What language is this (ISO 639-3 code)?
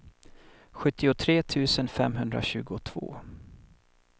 swe